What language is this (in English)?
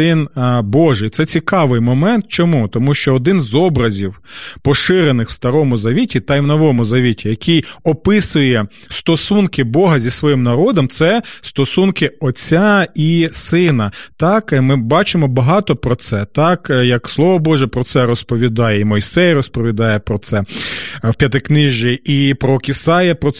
Ukrainian